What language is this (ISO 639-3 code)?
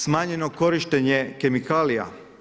hrv